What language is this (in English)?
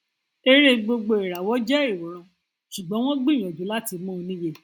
Yoruba